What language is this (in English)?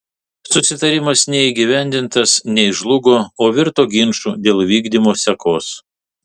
Lithuanian